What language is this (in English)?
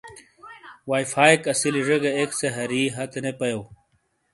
Shina